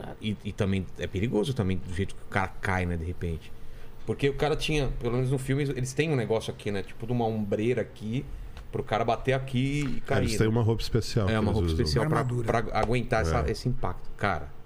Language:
Portuguese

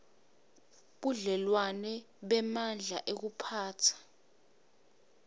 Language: Swati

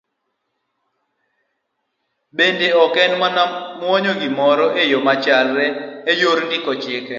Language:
Luo (Kenya and Tanzania)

